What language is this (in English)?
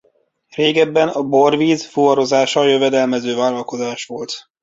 Hungarian